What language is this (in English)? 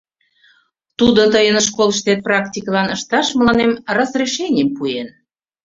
Mari